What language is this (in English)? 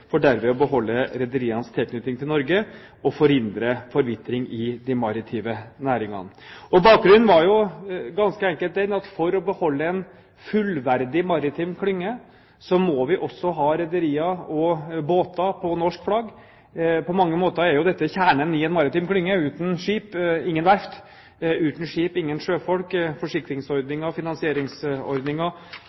Norwegian Bokmål